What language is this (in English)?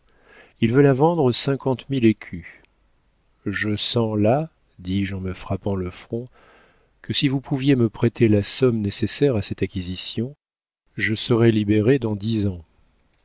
French